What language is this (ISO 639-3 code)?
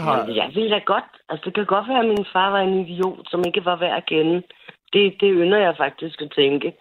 dan